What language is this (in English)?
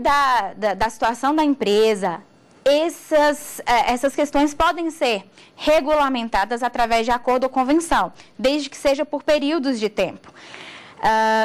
Portuguese